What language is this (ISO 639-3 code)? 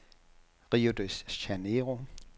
dan